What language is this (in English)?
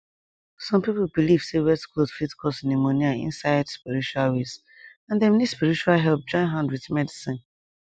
Nigerian Pidgin